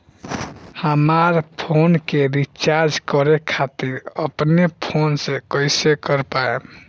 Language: Bhojpuri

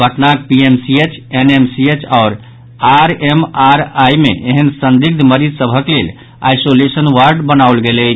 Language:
Maithili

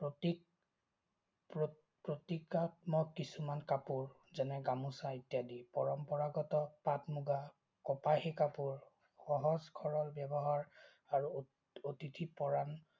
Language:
Assamese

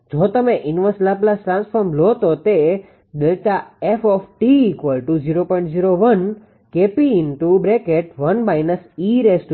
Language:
Gujarati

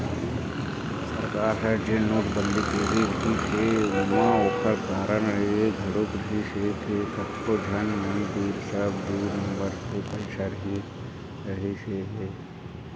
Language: Chhattisgarhi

